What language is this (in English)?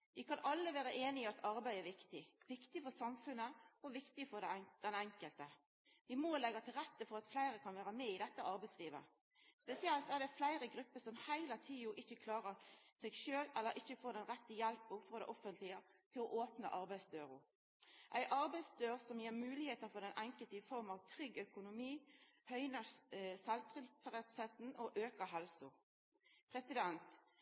Norwegian Nynorsk